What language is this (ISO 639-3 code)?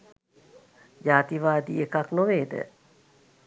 sin